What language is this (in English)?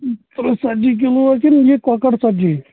Kashmiri